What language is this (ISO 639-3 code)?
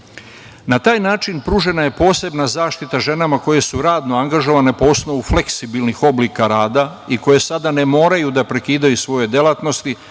srp